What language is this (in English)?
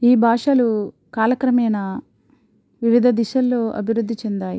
Telugu